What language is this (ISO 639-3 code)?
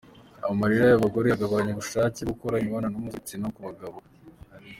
kin